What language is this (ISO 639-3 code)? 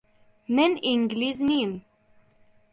ckb